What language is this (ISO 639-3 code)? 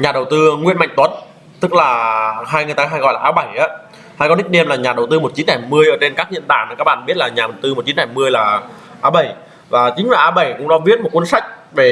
vie